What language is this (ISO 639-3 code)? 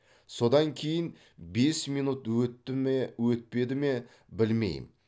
kaz